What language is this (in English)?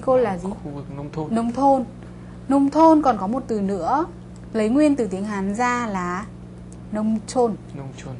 Vietnamese